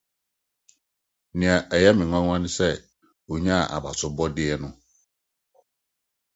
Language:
Akan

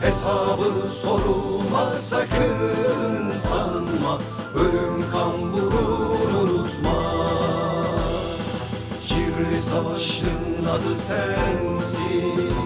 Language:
Turkish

